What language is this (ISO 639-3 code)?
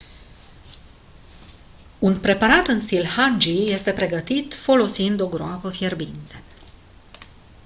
ron